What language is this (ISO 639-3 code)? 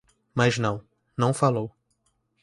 por